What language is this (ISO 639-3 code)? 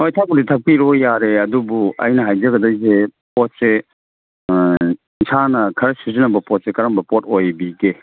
mni